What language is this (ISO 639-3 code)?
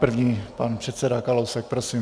ces